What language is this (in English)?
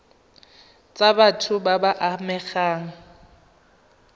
Tswana